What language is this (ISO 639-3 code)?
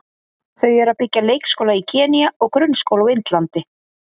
isl